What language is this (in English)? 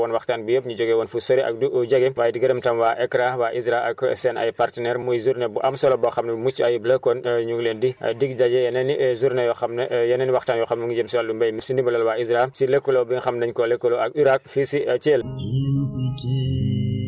Wolof